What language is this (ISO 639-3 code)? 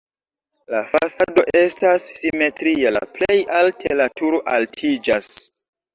epo